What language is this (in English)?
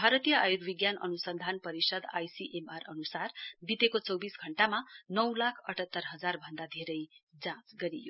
Nepali